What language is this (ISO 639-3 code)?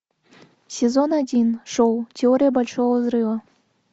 rus